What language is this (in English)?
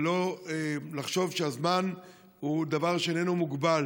Hebrew